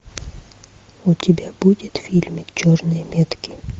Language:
Russian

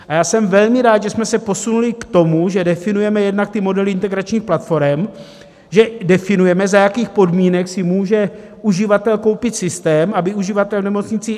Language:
Czech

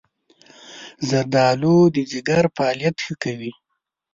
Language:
Pashto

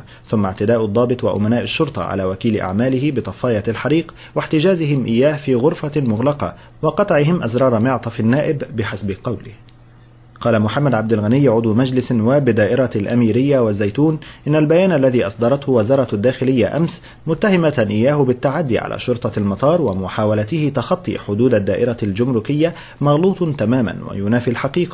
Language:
Arabic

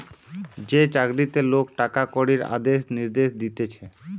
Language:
Bangla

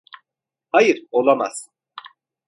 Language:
Turkish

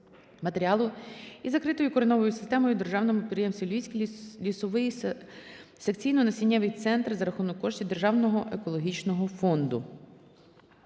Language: Ukrainian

